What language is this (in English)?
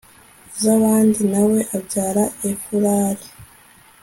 Kinyarwanda